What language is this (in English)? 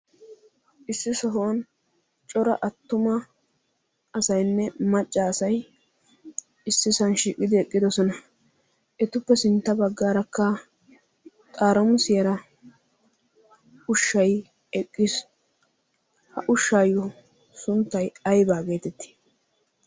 Wolaytta